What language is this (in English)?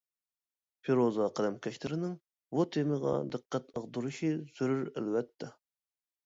Uyghur